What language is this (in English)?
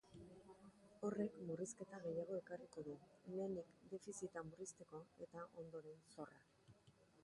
Basque